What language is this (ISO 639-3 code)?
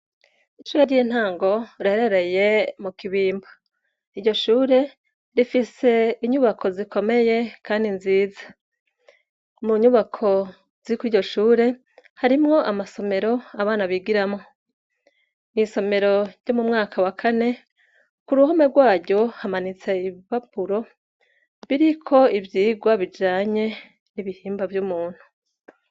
run